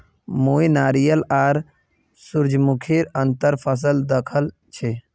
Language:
Magahi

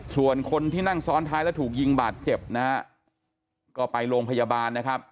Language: Thai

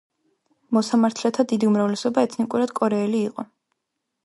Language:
Georgian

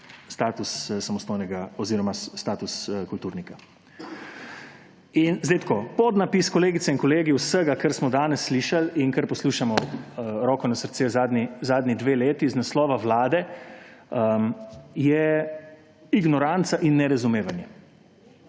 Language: Slovenian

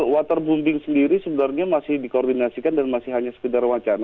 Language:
Indonesian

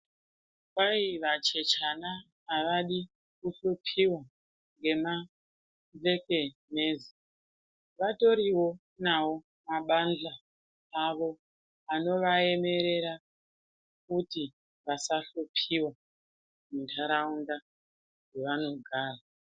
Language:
Ndau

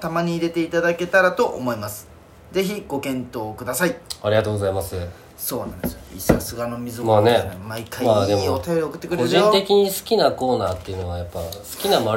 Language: Japanese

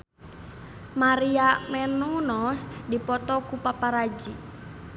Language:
Sundanese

